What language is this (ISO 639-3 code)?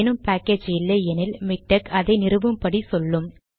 tam